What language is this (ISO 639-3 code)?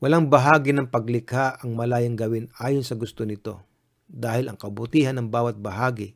fil